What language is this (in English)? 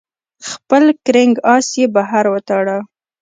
Pashto